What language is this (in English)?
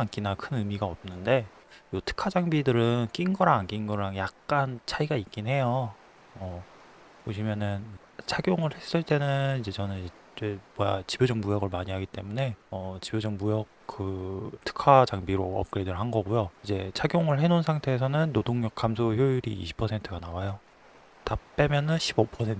Korean